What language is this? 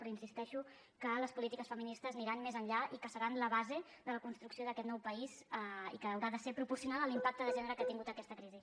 Catalan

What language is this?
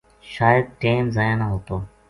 Gujari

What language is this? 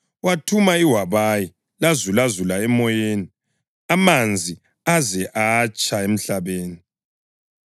North Ndebele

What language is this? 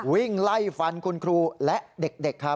Thai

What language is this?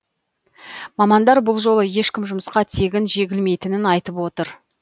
Kazakh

